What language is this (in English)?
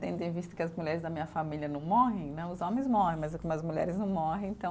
Portuguese